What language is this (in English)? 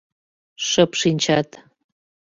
Mari